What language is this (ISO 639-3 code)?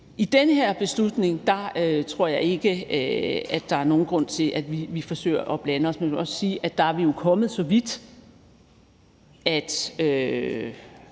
dan